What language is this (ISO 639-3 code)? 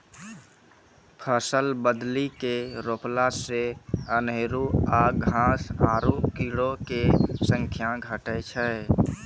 mai